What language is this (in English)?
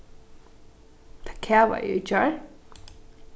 Faroese